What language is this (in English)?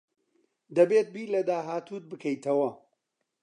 Central Kurdish